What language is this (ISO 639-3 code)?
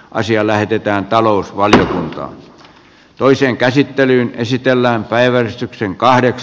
fin